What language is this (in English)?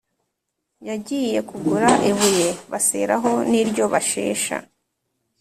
Kinyarwanda